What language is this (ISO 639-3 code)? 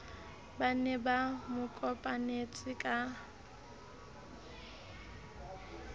sot